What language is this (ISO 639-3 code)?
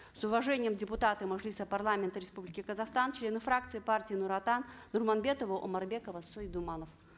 kaz